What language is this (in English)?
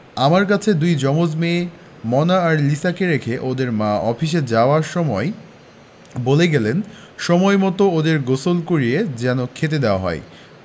Bangla